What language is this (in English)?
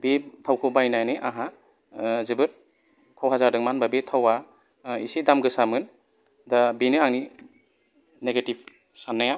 Bodo